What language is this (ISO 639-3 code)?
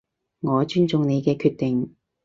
yue